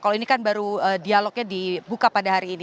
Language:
Indonesian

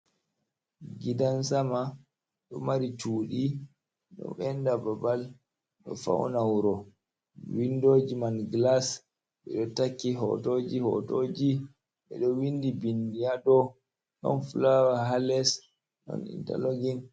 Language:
Fula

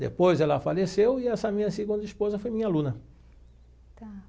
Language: Portuguese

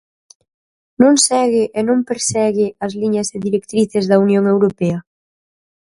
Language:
Galician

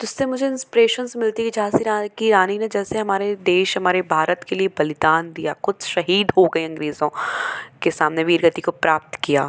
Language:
Hindi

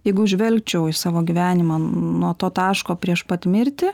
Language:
Lithuanian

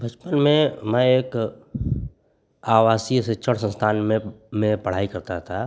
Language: Hindi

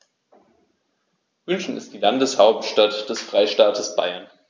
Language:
German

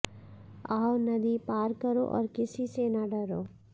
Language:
Hindi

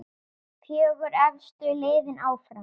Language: Icelandic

